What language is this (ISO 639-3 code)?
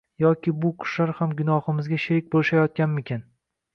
uzb